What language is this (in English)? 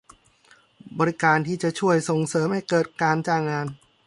Thai